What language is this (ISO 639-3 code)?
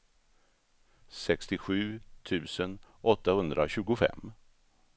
swe